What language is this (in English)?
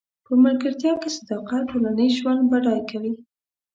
Pashto